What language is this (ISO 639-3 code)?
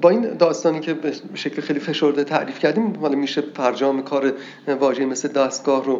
fas